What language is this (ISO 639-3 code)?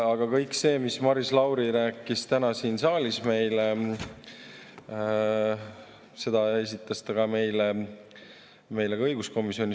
est